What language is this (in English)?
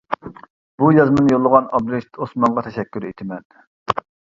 Uyghur